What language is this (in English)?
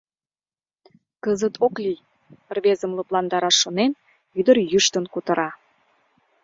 Mari